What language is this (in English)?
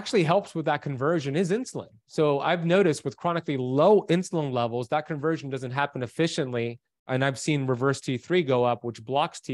English